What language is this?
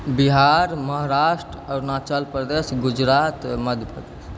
Maithili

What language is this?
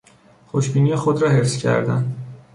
Persian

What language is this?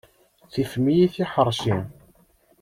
Kabyle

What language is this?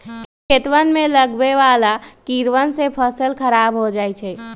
Magahi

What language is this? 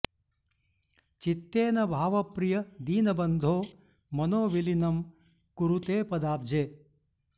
Sanskrit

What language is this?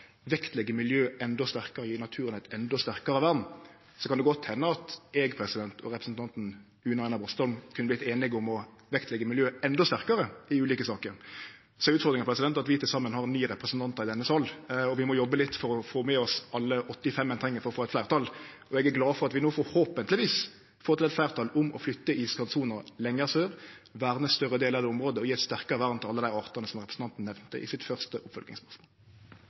Norwegian Nynorsk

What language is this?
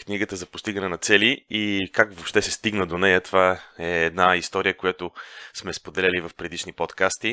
Bulgarian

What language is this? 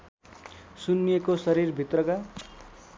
Nepali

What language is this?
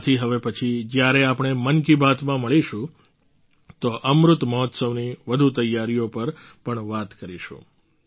Gujarati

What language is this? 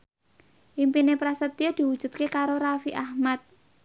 Javanese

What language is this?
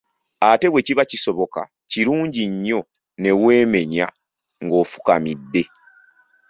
Ganda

